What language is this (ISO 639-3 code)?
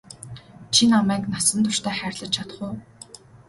mon